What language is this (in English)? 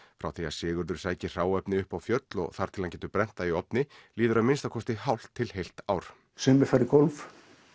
Icelandic